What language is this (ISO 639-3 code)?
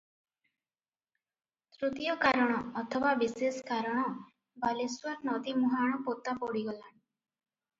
ori